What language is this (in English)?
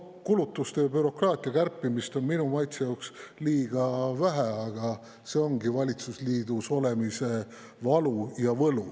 Estonian